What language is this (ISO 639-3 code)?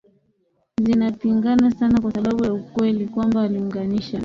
swa